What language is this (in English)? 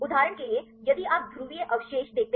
Hindi